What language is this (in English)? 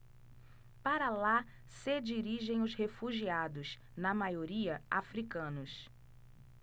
Portuguese